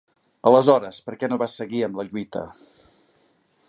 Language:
Catalan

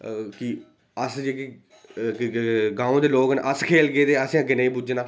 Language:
Dogri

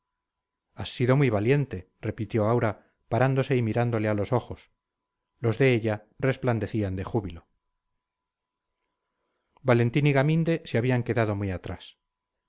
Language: Spanish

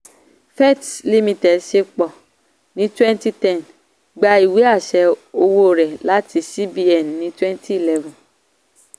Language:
Yoruba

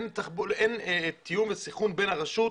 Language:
Hebrew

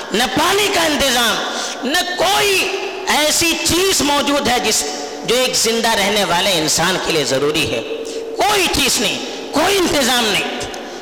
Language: Urdu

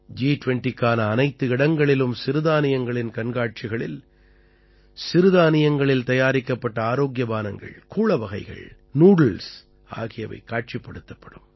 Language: Tamil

